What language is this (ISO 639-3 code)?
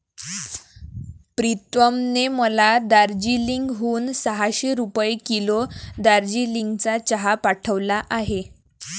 mar